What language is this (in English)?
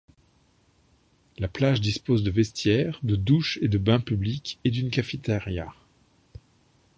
French